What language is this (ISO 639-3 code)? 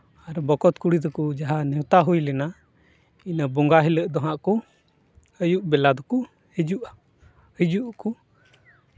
sat